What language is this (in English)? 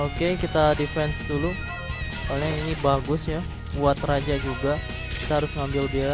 Indonesian